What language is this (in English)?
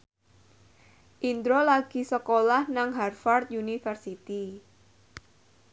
Javanese